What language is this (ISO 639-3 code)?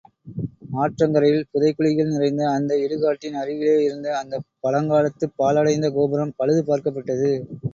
tam